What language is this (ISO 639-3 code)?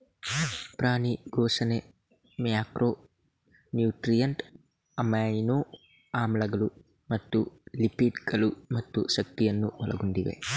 kan